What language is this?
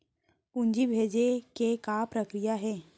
Chhattisgarhi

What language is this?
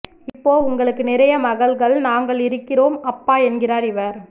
Tamil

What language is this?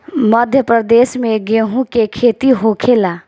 Bhojpuri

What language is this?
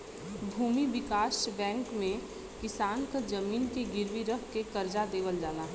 Bhojpuri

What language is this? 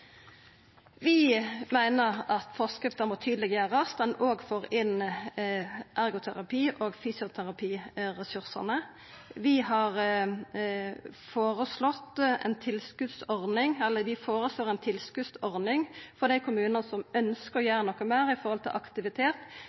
Norwegian Nynorsk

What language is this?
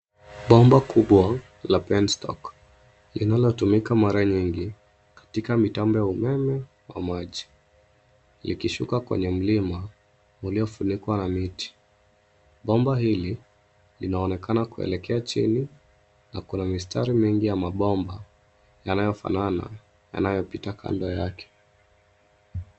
Swahili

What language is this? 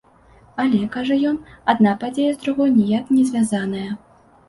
Belarusian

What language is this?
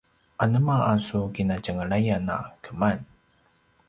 Paiwan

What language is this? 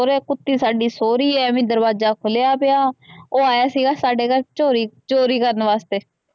Punjabi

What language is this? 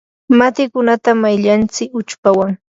Yanahuanca Pasco Quechua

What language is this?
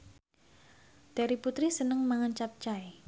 Javanese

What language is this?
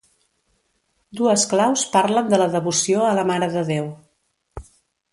Catalan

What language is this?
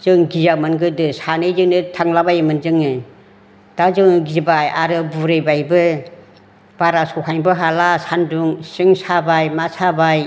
Bodo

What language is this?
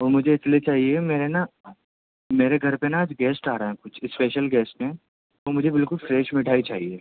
Urdu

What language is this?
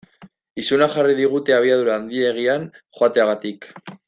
Basque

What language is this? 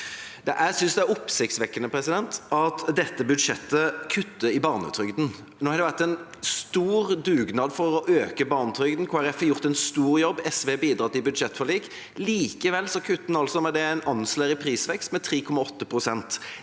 Norwegian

